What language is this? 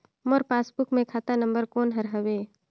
Chhattisgarhi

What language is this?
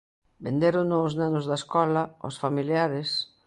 Galician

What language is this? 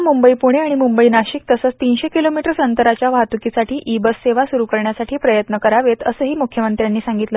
Marathi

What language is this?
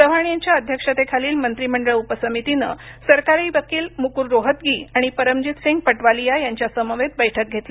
Marathi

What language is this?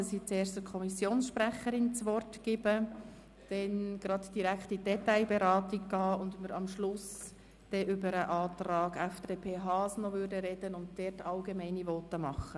Swiss German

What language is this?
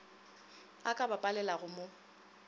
Northern Sotho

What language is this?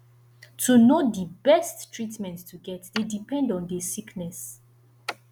Nigerian Pidgin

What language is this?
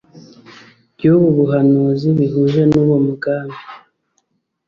Kinyarwanda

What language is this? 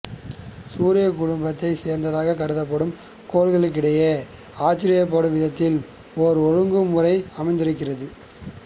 Tamil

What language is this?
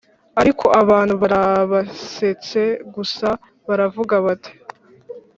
Kinyarwanda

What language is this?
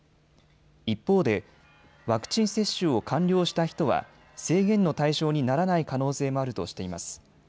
Japanese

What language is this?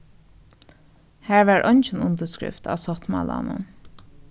Faroese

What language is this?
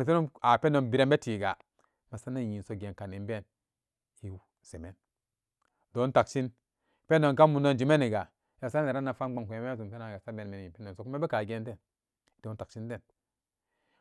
Samba Daka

